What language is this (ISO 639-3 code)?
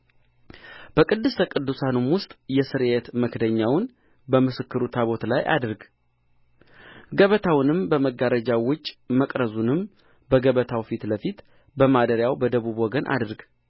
amh